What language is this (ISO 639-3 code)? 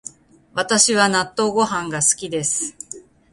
jpn